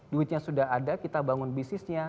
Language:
Indonesian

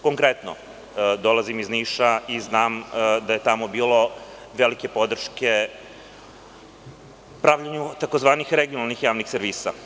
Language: Serbian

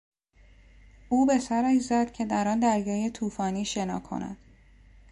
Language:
Persian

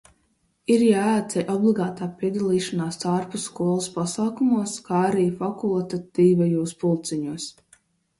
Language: Latvian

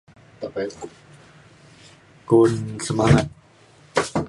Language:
Mainstream Kenyah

